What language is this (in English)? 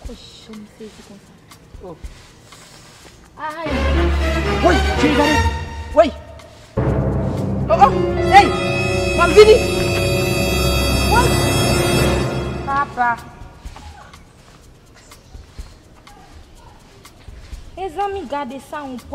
French